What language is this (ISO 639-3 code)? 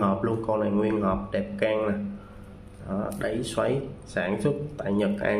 vie